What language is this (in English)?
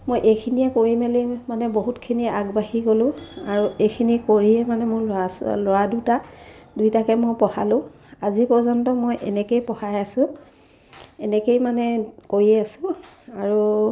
Assamese